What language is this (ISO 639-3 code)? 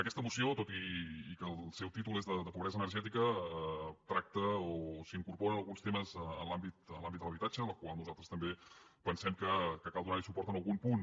cat